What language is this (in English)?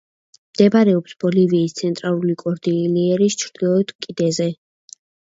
Georgian